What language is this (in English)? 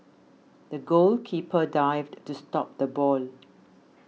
English